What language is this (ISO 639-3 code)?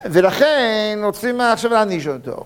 heb